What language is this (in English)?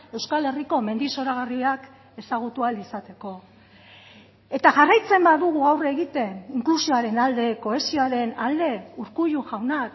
Basque